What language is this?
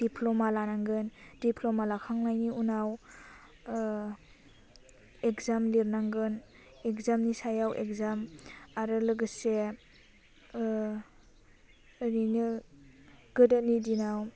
Bodo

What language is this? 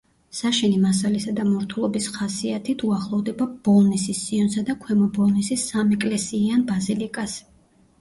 Georgian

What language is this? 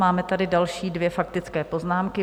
Czech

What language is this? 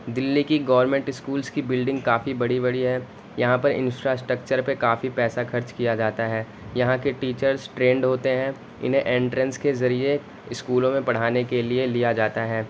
Urdu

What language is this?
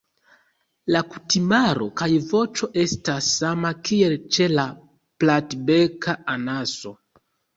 Esperanto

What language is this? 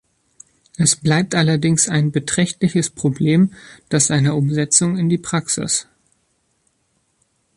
German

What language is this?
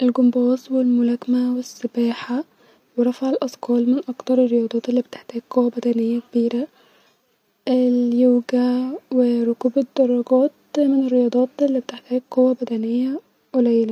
Egyptian Arabic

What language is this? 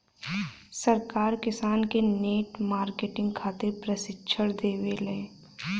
Bhojpuri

